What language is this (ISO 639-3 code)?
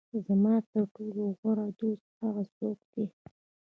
pus